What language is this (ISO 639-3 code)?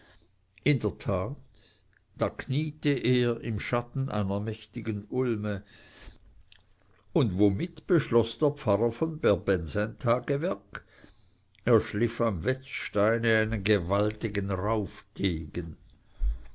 deu